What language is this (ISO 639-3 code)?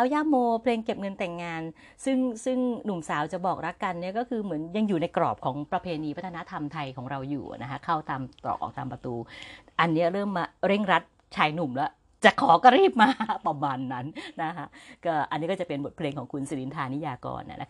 tha